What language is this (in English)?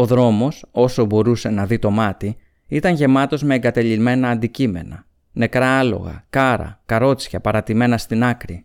Greek